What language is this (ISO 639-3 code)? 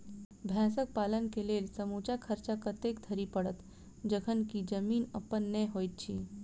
mai